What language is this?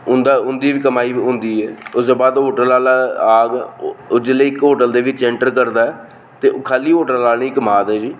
Dogri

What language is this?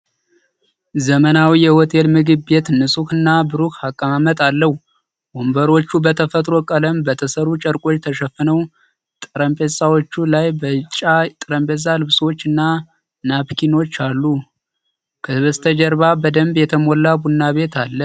Amharic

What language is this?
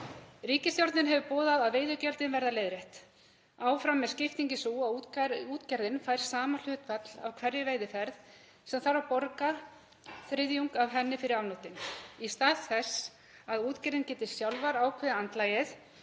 Icelandic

